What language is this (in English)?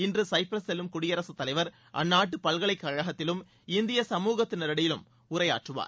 Tamil